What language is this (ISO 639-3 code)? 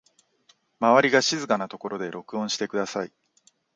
jpn